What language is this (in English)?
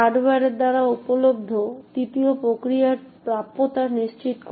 Bangla